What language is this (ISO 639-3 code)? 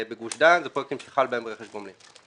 heb